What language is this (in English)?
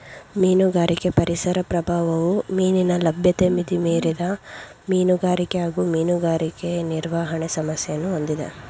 Kannada